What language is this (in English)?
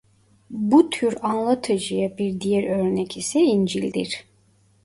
Turkish